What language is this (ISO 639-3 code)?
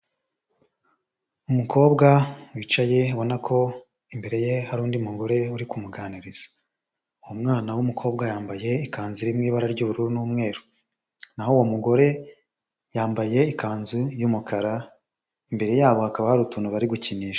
kin